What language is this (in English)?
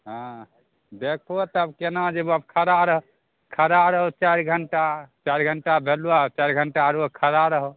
Maithili